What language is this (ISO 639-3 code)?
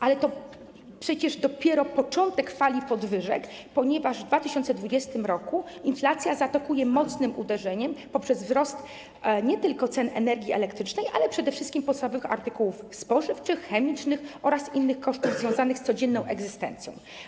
pol